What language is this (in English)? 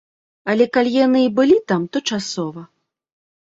Belarusian